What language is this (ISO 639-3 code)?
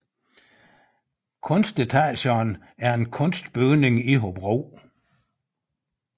dan